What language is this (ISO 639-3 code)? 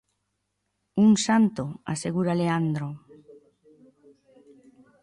glg